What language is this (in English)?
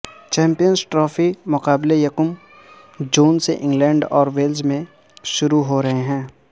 Urdu